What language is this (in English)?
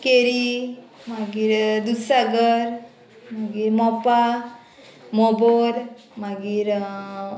Konkani